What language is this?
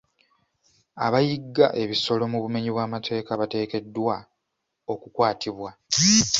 Ganda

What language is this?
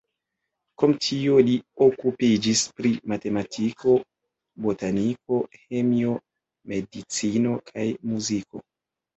Esperanto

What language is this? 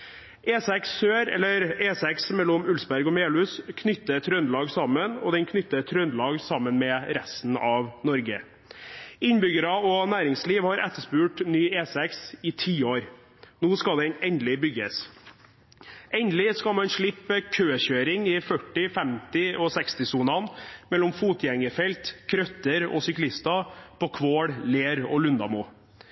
Norwegian Bokmål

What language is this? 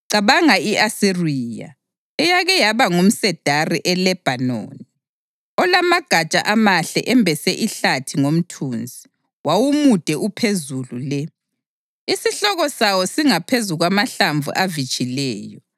North Ndebele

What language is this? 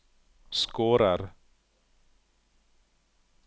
Norwegian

